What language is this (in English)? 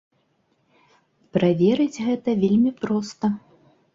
Belarusian